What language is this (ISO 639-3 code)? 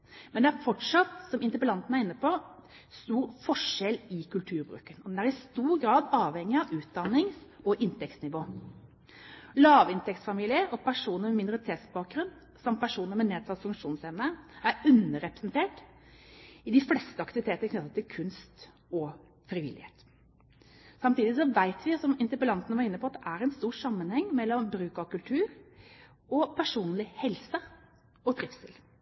nob